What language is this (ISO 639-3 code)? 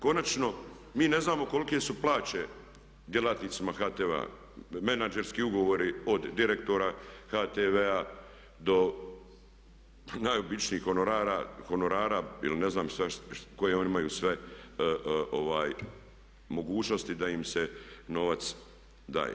hrv